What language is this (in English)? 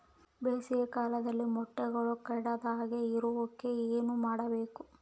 Kannada